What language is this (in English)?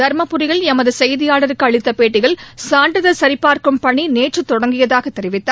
Tamil